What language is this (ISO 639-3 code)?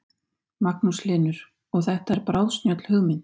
isl